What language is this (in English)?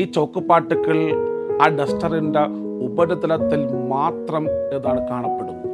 Malayalam